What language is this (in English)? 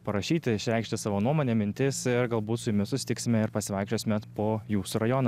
Lithuanian